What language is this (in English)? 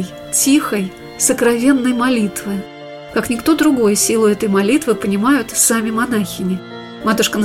Russian